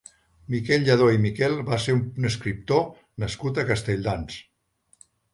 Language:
Catalan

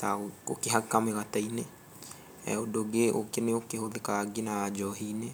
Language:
Kikuyu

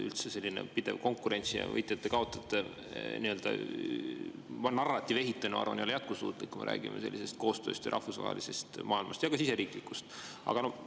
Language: Estonian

